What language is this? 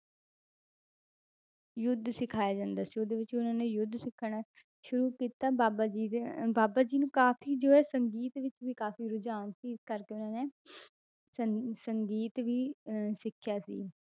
Punjabi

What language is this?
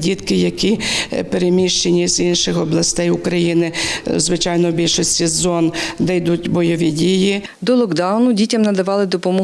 Ukrainian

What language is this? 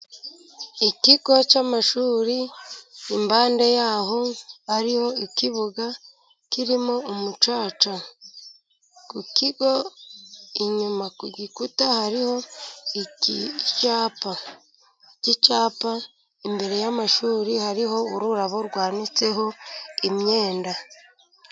Kinyarwanda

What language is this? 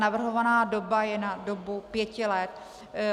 Czech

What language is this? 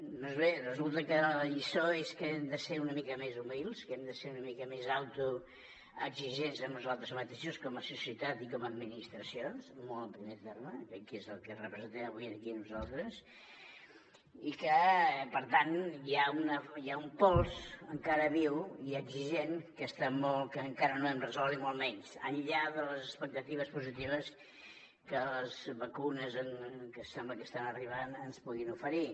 Catalan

